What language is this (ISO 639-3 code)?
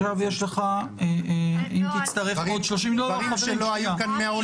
heb